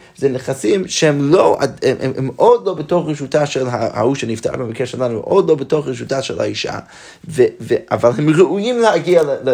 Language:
Hebrew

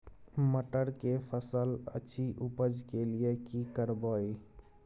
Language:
Maithili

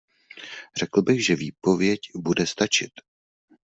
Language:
Czech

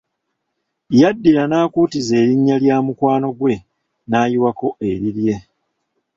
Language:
Ganda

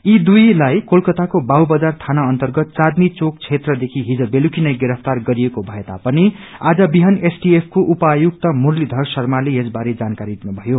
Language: Nepali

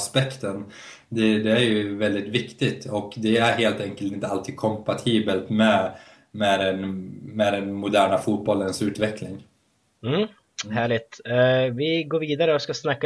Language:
Swedish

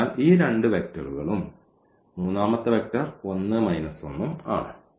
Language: Malayalam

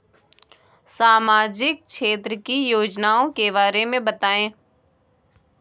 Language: Hindi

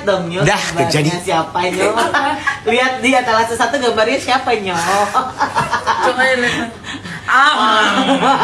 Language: Indonesian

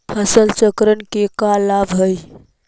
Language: Magahi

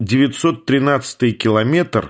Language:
Russian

